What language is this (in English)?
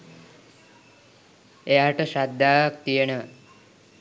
Sinhala